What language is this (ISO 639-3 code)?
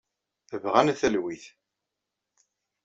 kab